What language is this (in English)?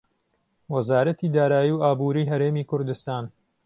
Central Kurdish